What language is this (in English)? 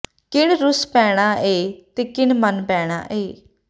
Punjabi